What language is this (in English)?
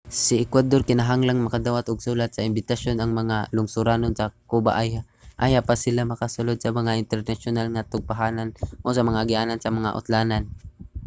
Cebuano